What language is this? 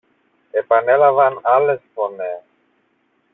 Greek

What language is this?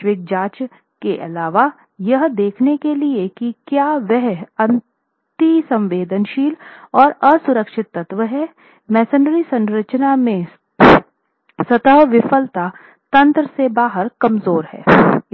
Hindi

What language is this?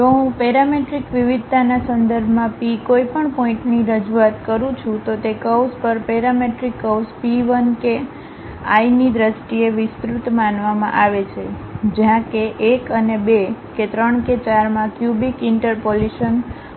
Gujarati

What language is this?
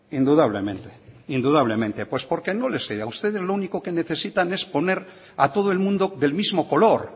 Spanish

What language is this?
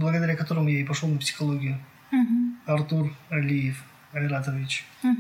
Russian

